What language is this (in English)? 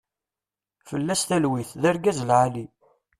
Kabyle